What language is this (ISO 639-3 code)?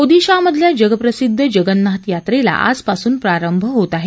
mar